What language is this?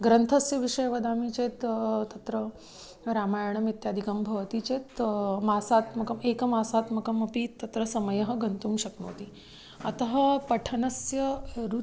Sanskrit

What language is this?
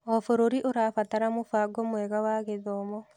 Kikuyu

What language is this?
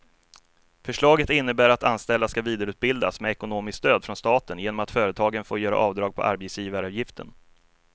Swedish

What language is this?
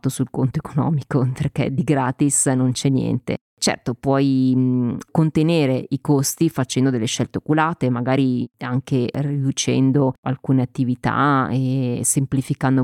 Italian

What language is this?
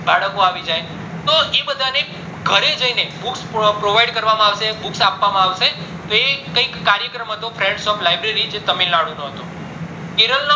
Gujarati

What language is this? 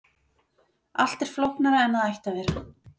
Icelandic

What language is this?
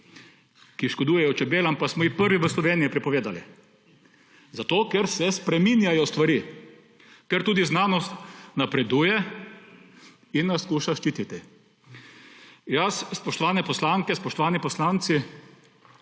Slovenian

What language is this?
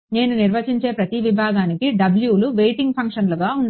Telugu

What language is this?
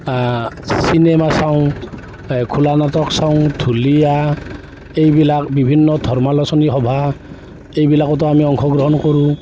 Assamese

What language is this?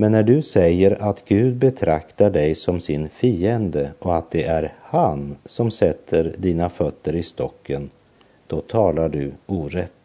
Swedish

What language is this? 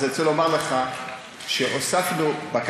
Hebrew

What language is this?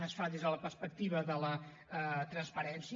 Catalan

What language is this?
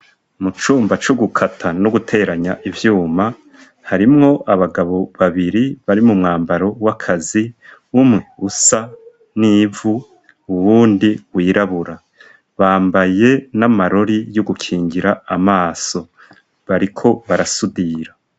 Rundi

